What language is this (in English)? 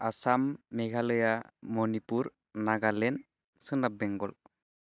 Bodo